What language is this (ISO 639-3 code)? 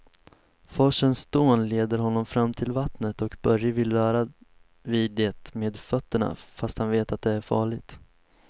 swe